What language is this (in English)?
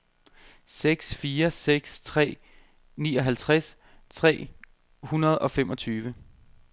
Danish